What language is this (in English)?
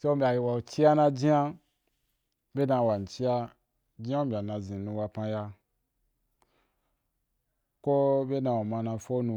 Wapan